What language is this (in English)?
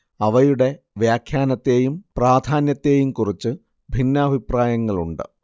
Malayalam